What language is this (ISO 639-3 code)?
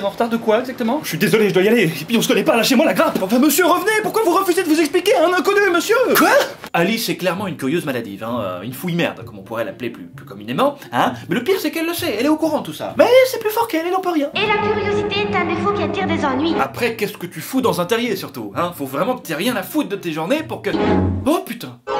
fra